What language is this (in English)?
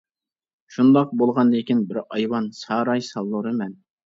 Uyghur